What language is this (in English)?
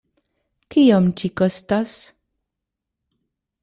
Esperanto